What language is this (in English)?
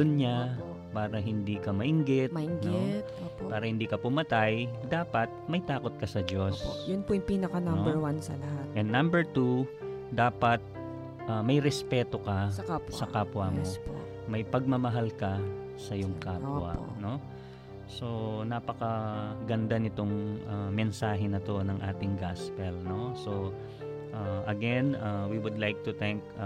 Filipino